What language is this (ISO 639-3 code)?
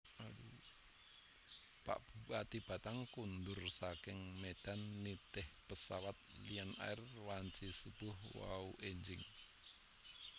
jav